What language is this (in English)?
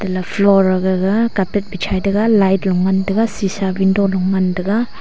Wancho Naga